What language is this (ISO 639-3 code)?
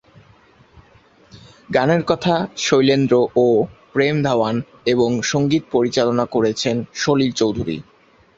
ben